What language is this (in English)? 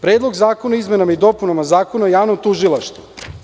Serbian